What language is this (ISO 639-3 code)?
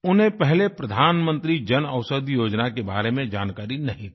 hin